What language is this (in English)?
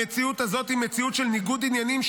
Hebrew